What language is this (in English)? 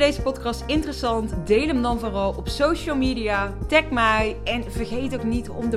Dutch